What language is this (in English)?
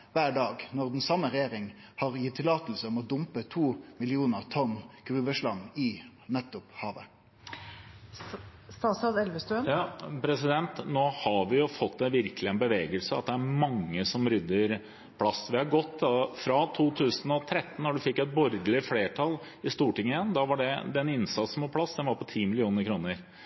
Norwegian